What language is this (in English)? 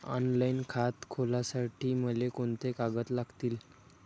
Marathi